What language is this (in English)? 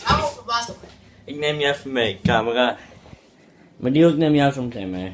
Dutch